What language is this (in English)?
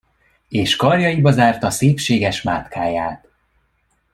Hungarian